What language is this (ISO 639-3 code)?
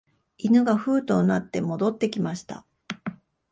jpn